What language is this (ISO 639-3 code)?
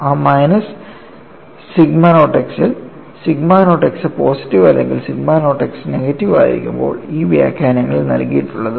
mal